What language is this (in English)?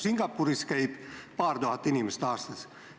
Estonian